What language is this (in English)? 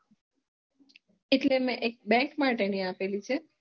Gujarati